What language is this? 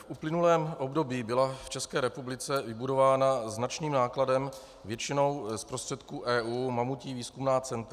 Czech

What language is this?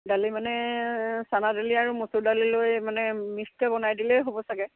Assamese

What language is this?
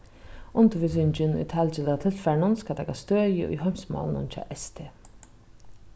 Faroese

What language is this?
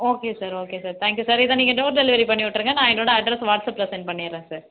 Tamil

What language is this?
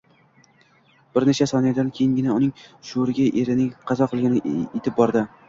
Uzbek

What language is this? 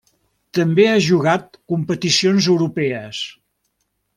Catalan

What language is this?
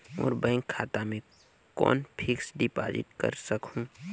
Chhattisgarhi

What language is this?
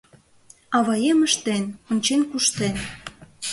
Mari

